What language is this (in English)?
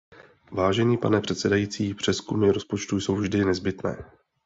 Czech